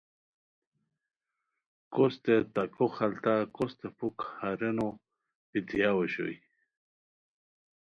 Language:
Khowar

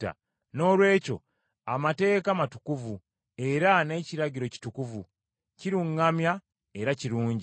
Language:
Ganda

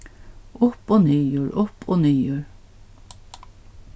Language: Faroese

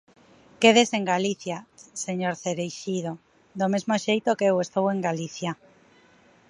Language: Galician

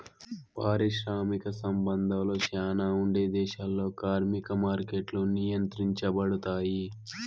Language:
Telugu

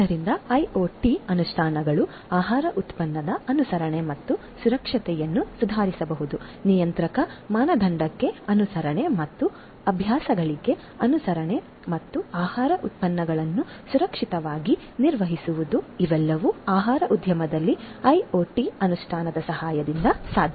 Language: Kannada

